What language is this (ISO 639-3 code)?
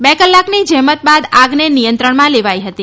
guj